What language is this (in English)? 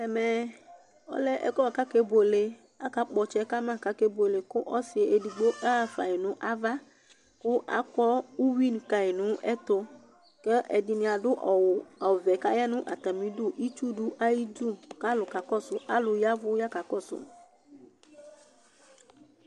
Ikposo